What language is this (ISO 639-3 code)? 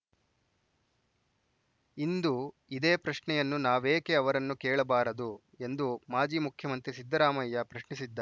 kan